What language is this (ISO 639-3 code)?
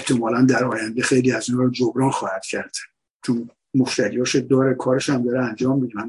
fas